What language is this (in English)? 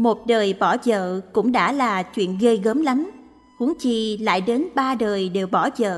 Vietnamese